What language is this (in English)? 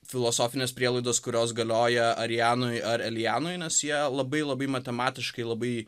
Lithuanian